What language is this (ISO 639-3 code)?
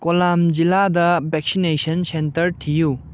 mni